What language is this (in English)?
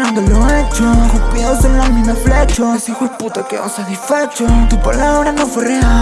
Spanish